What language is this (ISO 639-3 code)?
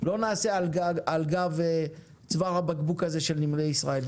heb